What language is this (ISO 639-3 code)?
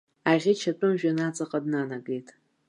abk